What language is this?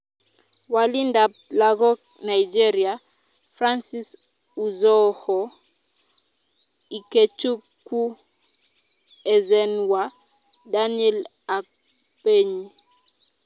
Kalenjin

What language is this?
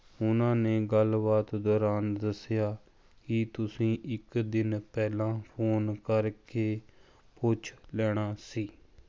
Punjabi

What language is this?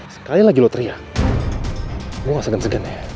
Indonesian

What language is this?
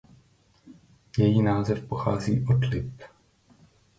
Czech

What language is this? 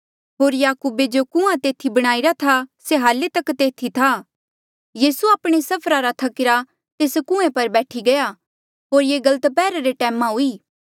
Mandeali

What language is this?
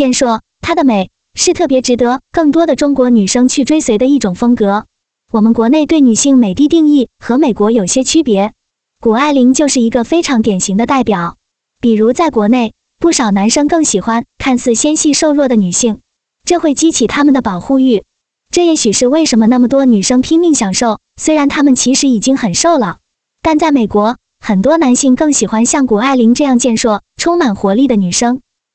Chinese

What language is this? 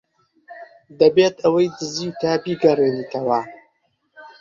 Central Kurdish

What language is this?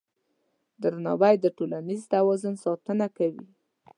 Pashto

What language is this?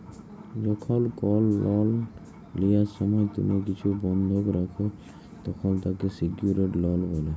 Bangla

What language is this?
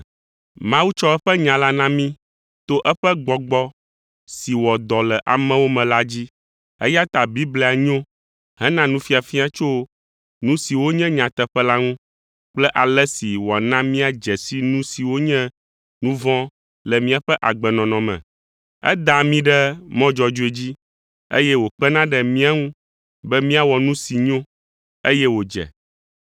Ewe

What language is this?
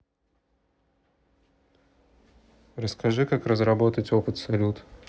Russian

